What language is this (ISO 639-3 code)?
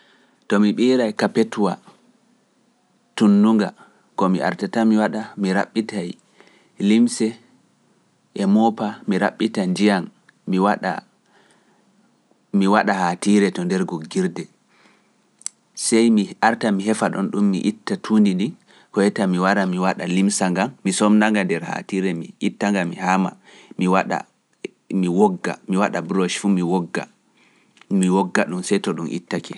fuf